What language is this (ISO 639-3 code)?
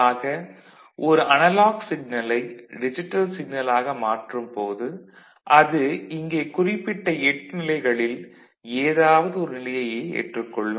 tam